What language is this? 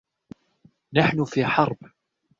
Arabic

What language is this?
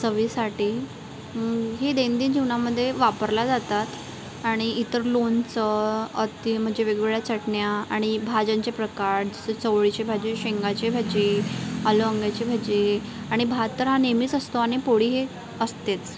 Marathi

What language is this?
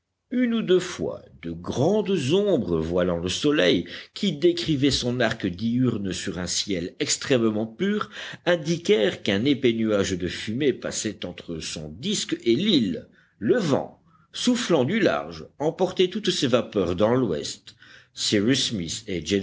French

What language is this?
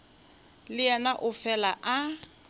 Northern Sotho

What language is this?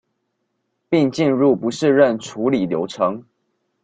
Chinese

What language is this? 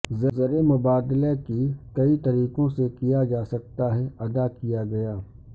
Urdu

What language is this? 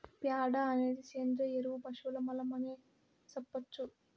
Telugu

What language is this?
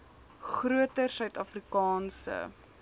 Afrikaans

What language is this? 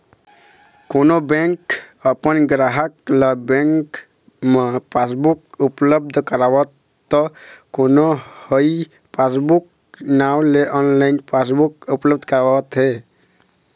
Chhattisgarhi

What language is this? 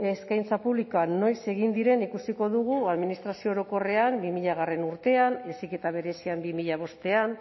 Basque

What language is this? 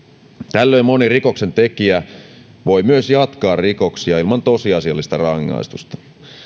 Finnish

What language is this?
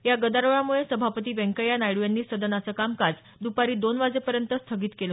Marathi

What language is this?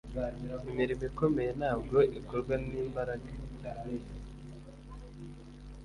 Kinyarwanda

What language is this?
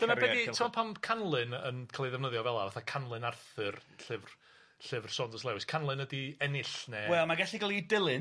Welsh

